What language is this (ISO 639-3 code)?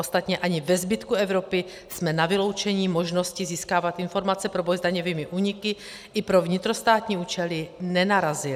ces